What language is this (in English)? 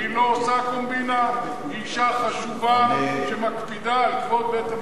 Hebrew